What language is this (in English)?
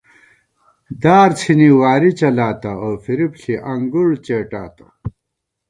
Gawar-Bati